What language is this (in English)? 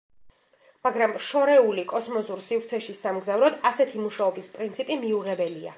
Georgian